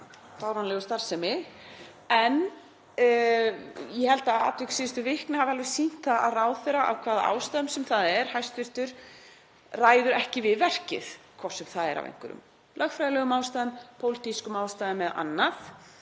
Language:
Icelandic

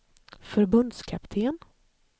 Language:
Swedish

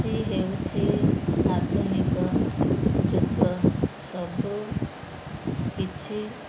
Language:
Odia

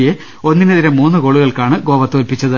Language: Malayalam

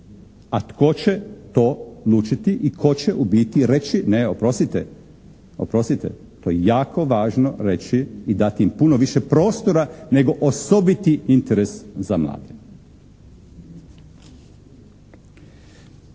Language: Croatian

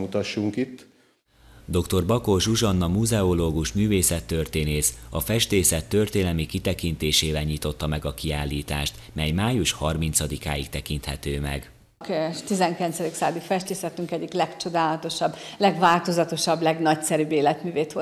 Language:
Hungarian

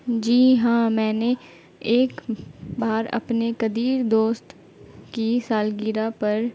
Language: Urdu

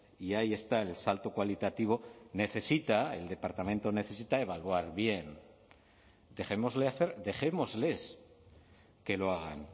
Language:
Spanish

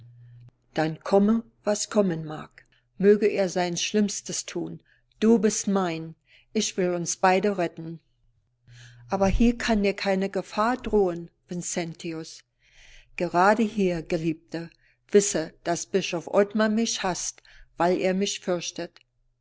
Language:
German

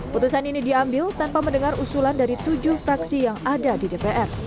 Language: Indonesian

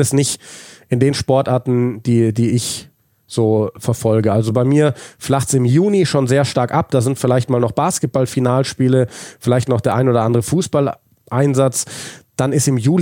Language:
German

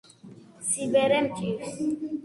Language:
Georgian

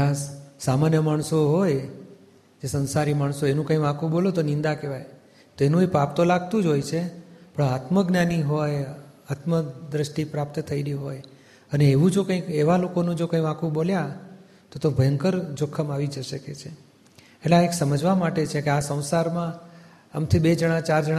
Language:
Gujarati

